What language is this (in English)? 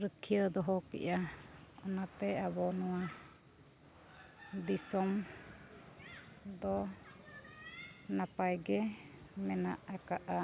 Santali